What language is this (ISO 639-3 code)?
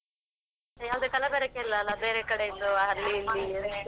kan